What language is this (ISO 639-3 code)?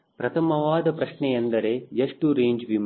kan